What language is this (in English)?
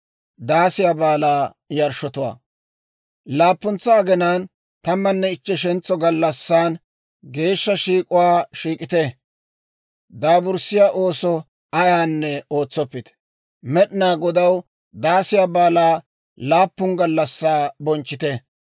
Dawro